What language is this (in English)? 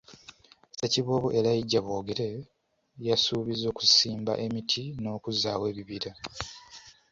Ganda